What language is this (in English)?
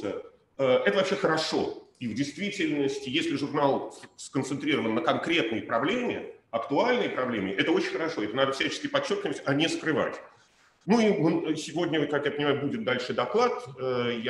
Russian